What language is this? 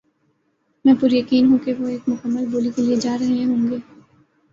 Urdu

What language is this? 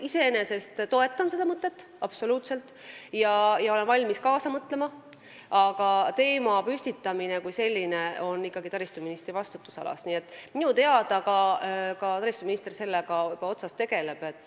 Estonian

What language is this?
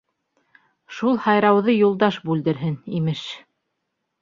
Bashkir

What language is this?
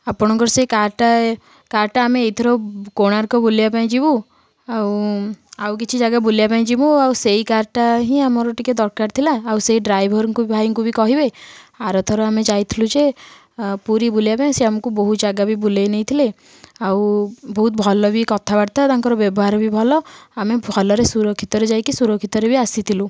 Odia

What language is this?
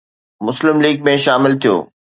Sindhi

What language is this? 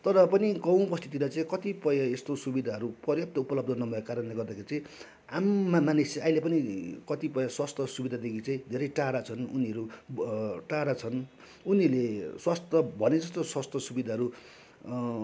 Nepali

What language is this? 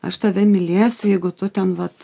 Lithuanian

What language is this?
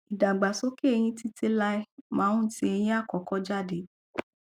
Yoruba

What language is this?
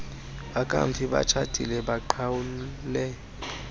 Xhosa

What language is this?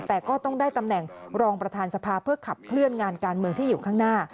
Thai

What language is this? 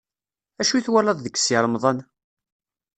Kabyle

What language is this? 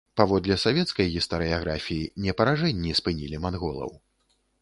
Belarusian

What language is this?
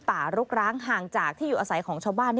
Thai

